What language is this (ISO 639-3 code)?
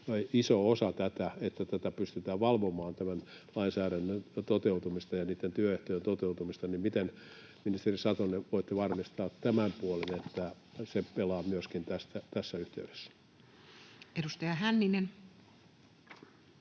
fin